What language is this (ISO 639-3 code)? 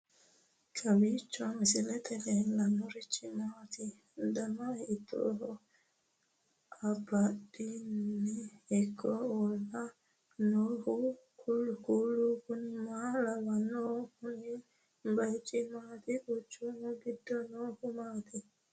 sid